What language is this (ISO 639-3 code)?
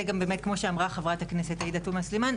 heb